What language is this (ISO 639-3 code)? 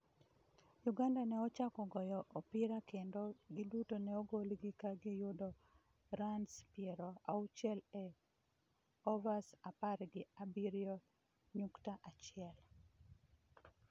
luo